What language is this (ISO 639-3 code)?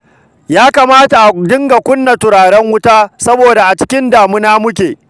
hau